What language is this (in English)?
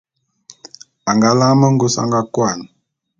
Bulu